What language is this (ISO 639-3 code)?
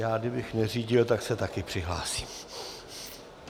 ces